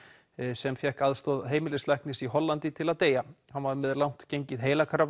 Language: Icelandic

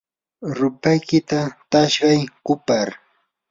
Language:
Yanahuanca Pasco Quechua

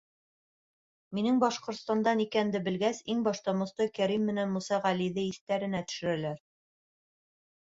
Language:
Bashkir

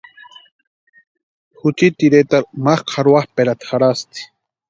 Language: Western Highland Purepecha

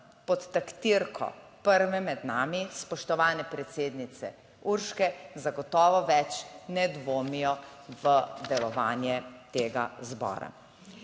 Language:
Slovenian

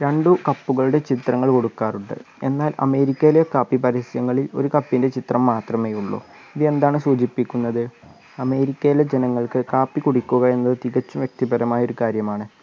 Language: Malayalam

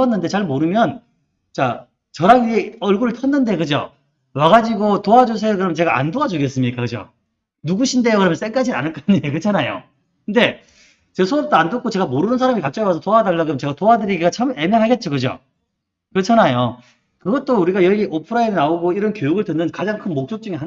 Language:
Korean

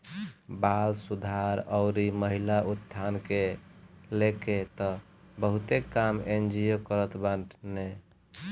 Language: Bhojpuri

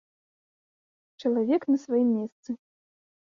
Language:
Belarusian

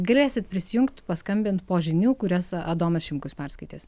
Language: Lithuanian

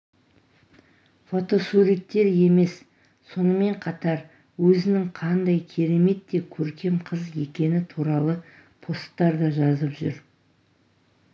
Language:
Kazakh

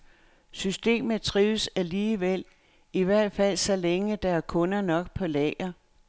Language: Danish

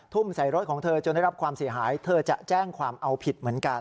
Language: Thai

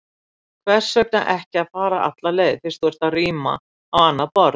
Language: Icelandic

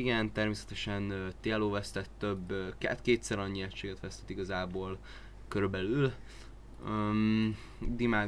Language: Hungarian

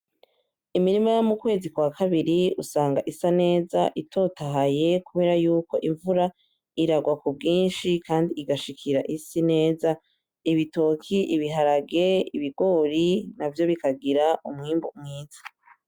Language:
Rundi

